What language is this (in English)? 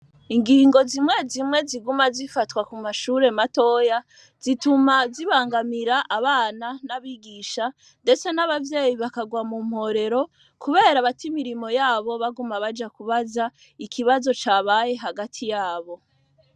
Rundi